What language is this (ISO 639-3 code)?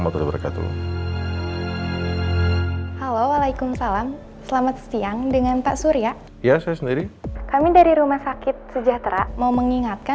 ind